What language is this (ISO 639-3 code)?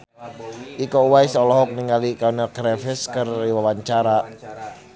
sun